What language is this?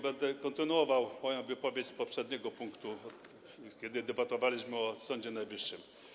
Polish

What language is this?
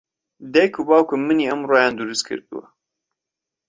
Central Kurdish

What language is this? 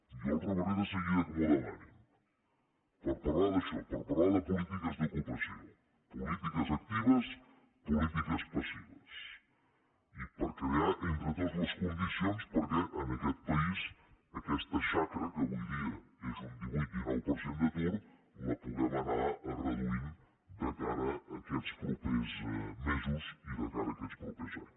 Catalan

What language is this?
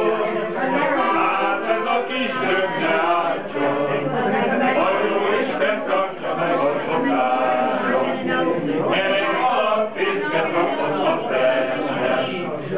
Romanian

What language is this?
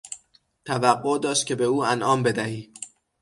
Persian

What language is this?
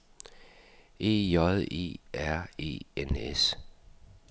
Danish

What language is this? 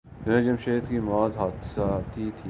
Urdu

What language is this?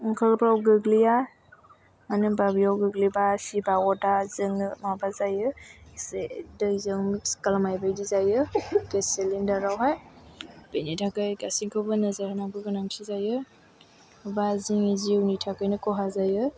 Bodo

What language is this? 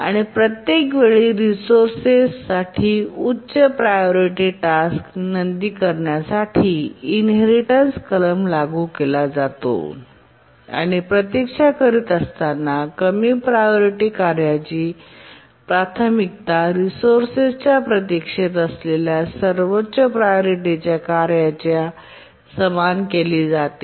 Marathi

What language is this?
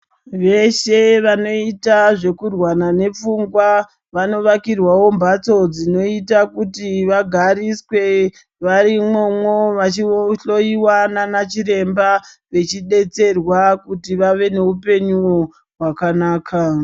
Ndau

